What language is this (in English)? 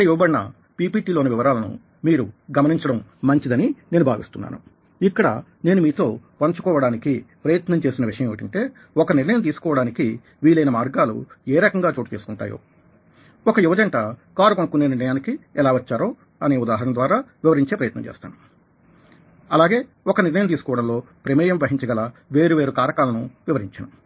Telugu